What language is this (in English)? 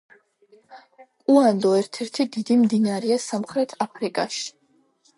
Georgian